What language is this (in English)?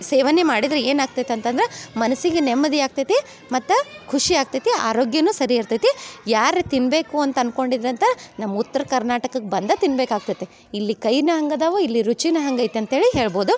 Kannada